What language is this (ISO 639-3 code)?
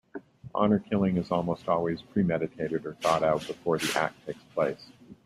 eng